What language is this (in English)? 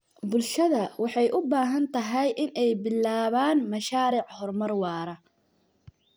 Somali